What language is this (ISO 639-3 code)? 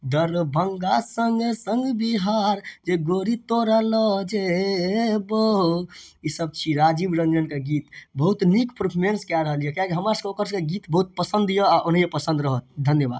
mai